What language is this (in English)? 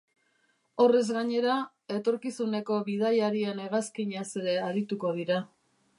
Basque